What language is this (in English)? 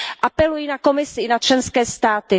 Czech